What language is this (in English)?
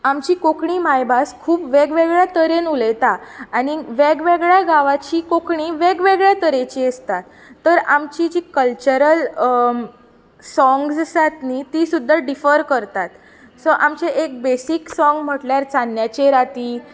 Konkani